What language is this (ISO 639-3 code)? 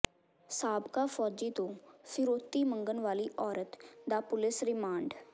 pan